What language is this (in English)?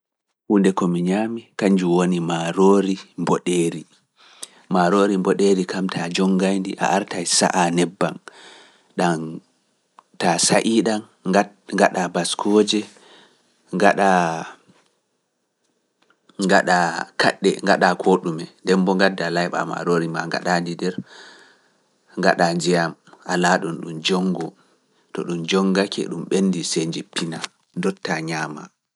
Fula